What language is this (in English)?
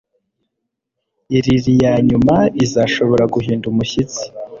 Kinyarwanda